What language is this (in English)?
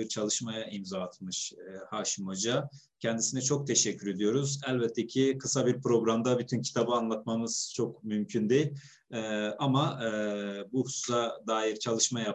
Turkish